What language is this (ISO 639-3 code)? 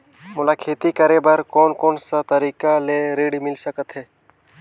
hne